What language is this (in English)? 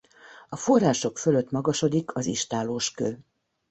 Hungarian